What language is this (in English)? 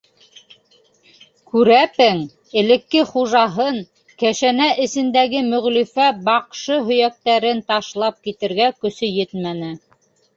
Bashkir